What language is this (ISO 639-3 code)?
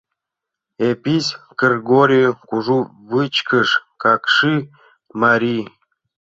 chm